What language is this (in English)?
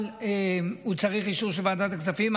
Hebrew